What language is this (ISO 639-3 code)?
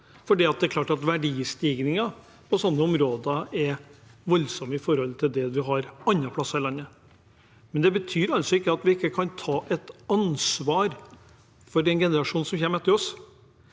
nor